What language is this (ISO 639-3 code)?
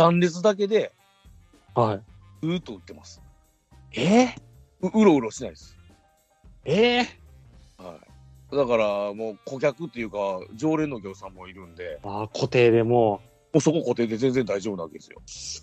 jpn